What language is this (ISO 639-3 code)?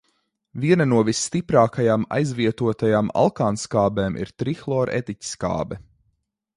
lav